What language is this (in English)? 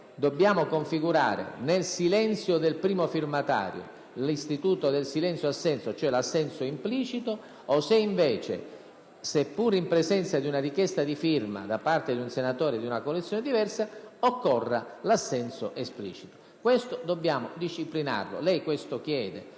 Italian